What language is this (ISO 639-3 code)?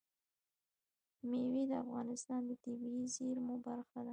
pus